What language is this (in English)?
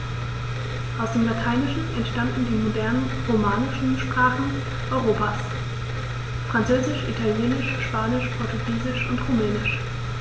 German